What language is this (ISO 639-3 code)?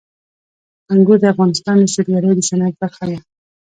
pus